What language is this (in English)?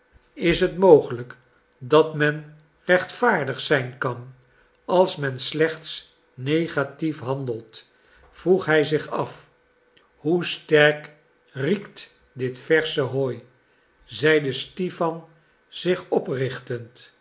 Dutch